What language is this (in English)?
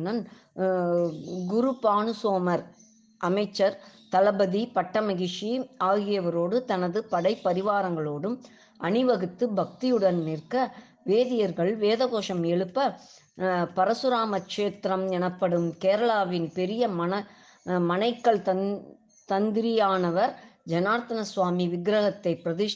Tamil